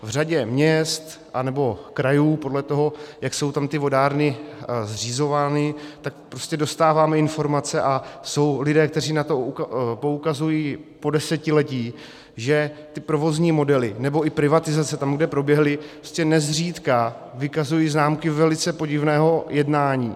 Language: Czech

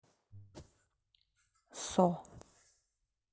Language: Russian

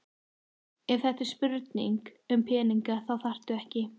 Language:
Icelandic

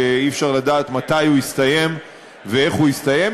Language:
Hebrew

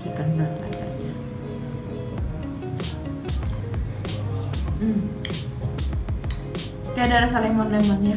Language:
Indonesian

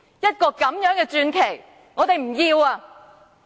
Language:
Cantonese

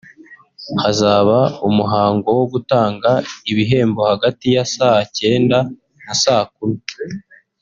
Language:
Kinyarwanda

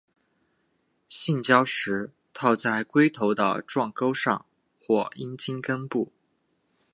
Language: Chinese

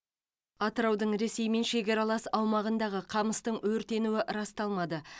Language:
Kazakh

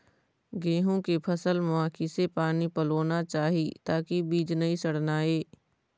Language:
Chhattisgarhi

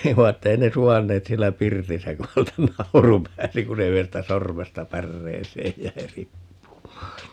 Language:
Finnish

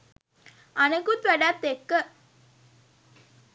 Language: Sinhala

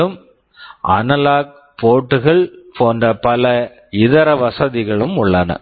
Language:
Tamil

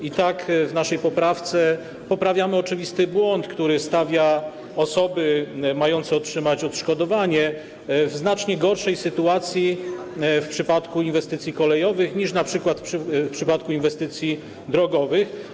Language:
Polish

